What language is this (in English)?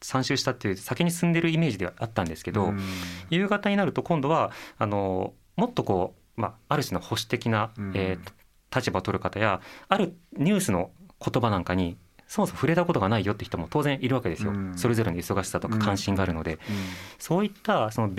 Japanese